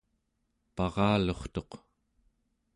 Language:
Central Yupik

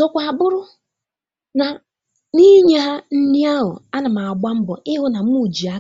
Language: Igbo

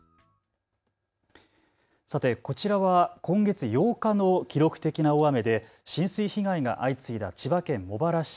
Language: Japanese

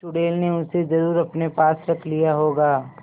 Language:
Hindi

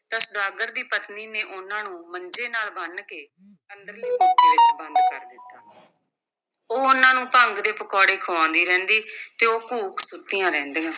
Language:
Punjabi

